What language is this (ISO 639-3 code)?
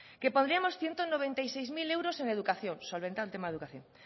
spa